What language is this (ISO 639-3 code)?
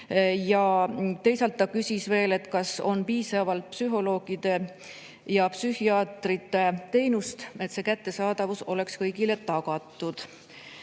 est